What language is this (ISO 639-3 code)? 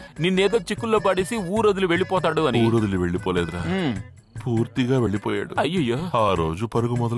tel